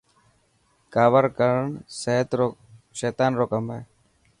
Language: Dhatki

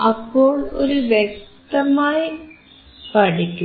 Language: Malayalam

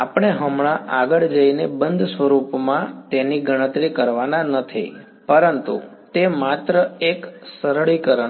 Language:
Gujarati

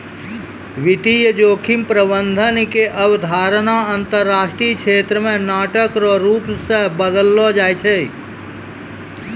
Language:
Maithili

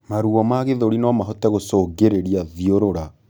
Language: Kikuyu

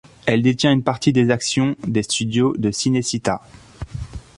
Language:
French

